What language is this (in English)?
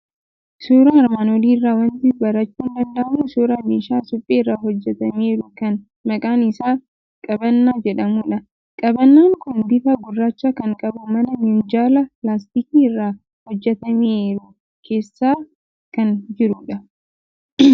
Oromo